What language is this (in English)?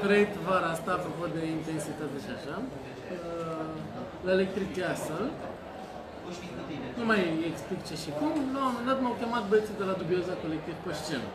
Romanian